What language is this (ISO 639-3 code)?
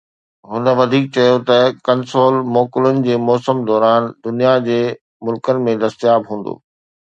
snd